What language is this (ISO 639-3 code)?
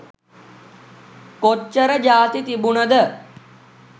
sin